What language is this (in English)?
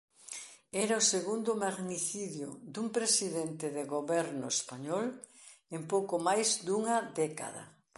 Galician